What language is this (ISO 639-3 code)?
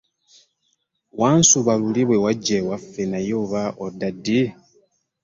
lug